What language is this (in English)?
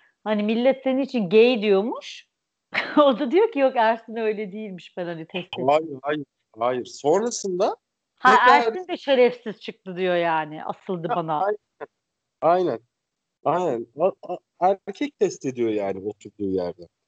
Turkish